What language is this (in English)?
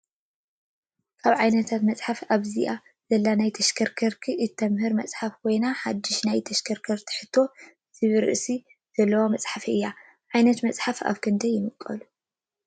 Tigrinya